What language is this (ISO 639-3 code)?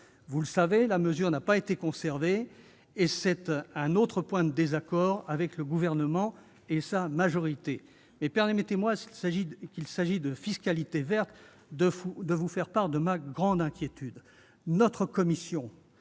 fra